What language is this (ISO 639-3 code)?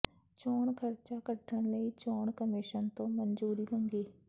pan